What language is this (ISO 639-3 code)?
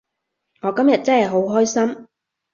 yue